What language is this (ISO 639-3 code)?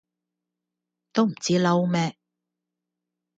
yue